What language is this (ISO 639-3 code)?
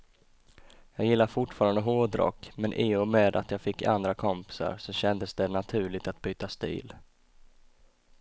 swe